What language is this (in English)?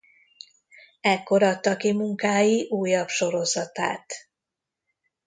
Hungarian